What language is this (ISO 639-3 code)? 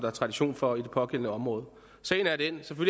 dan